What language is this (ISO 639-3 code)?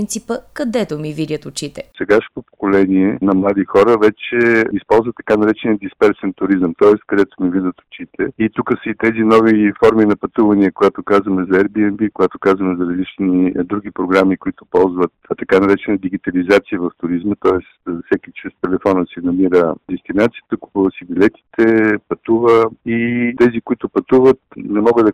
bul